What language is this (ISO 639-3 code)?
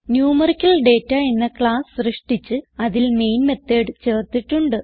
mal